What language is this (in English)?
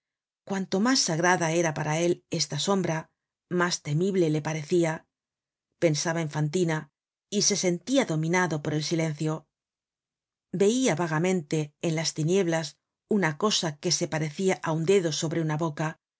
Spanish